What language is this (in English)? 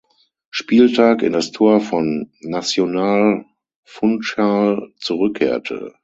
German